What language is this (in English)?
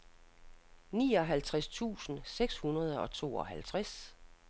Danish